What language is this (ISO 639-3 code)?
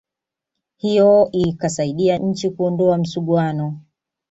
swa